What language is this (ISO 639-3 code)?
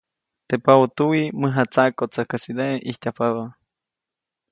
zoc